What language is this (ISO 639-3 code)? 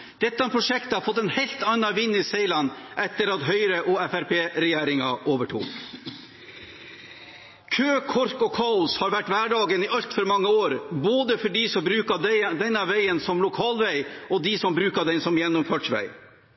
nob